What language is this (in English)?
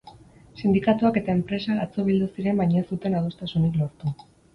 Basque